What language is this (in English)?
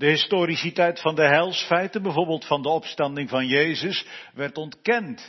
Dutch